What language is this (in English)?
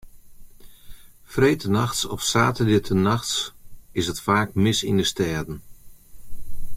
Western Frisian